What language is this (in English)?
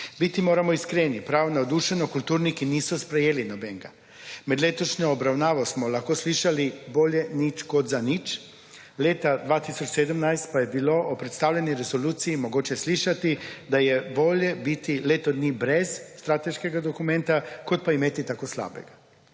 Slovenian